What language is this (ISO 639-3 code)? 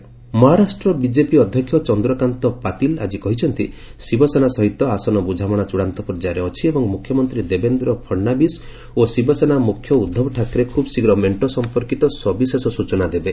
ori